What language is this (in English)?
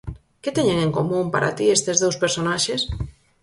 Galician